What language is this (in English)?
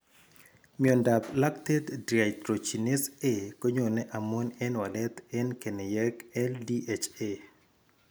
Kalenjin